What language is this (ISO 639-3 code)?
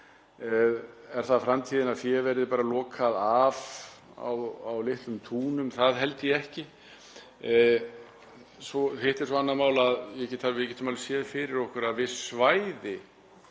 isl